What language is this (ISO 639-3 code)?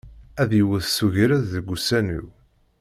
kab